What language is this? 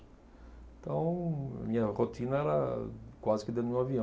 Portuguese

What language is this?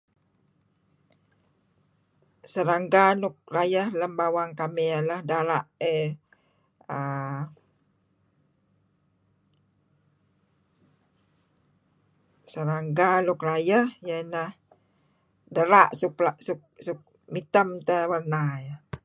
Kelabit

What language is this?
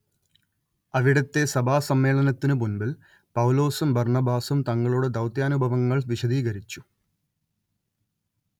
Malayalam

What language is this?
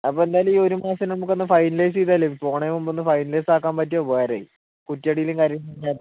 Malayalam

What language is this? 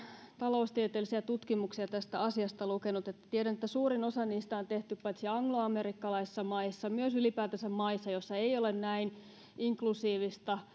Finnish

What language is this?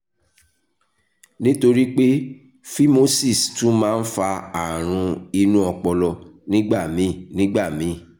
Yoruba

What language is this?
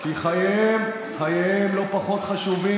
Hebrew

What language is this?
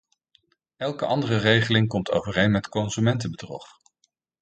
Dutch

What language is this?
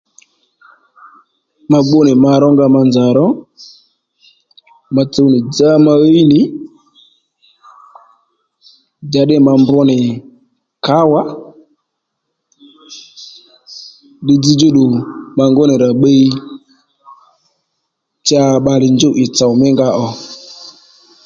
Lendu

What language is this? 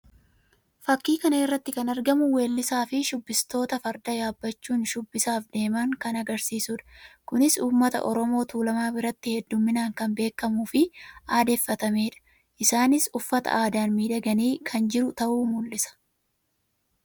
Oromo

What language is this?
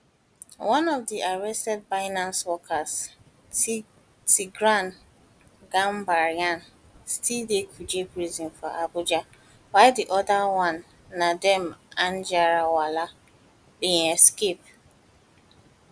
Nigerian Pidgin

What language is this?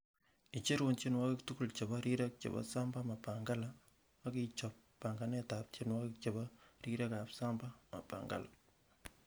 Kalenjin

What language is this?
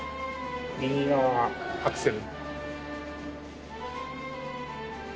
Japanese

